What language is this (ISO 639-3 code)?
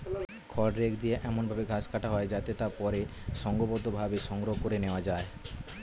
ben